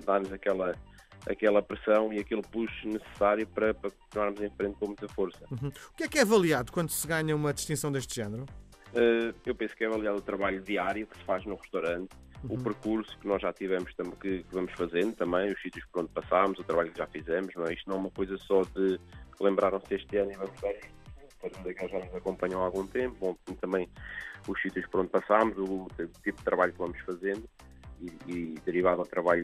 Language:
Portuguese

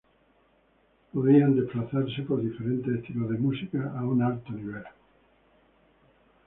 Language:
Spanish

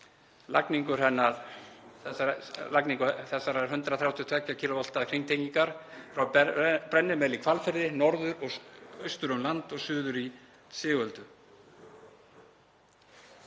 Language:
Icelandic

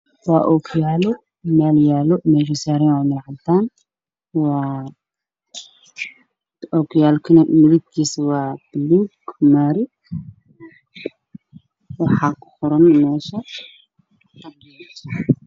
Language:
Somali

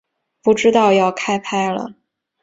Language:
Chinese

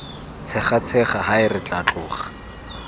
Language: Tswana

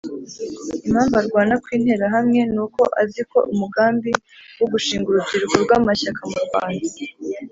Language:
Kinyarwanda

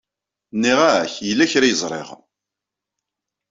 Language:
Kabyle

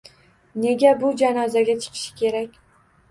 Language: Uzbek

